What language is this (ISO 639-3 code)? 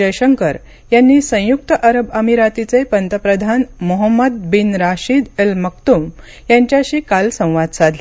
mar